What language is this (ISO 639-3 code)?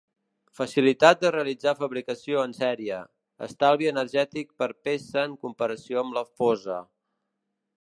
cat